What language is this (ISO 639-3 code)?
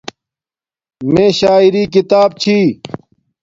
dmk